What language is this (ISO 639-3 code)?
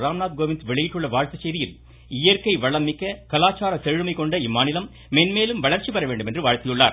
tam